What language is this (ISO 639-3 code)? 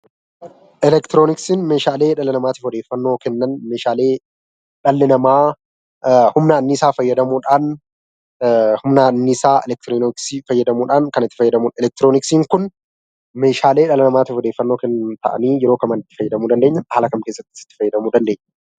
orm